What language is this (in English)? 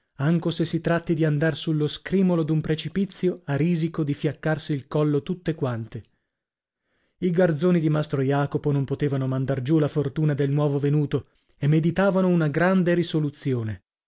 Italian